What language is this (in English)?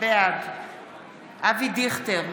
Hebrew